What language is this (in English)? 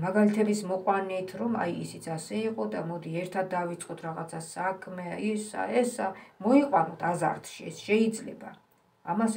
Romanian